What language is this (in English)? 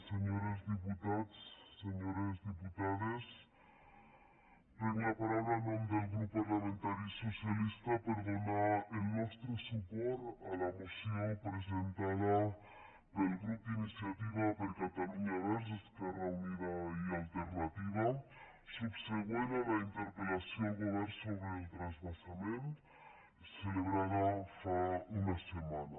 Catalan